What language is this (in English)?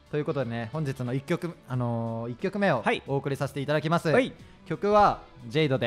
Japanese